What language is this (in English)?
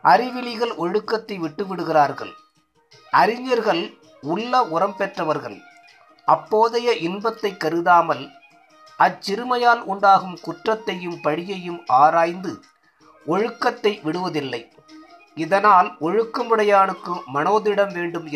Tamil